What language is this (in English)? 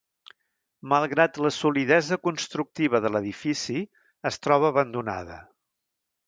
Catalan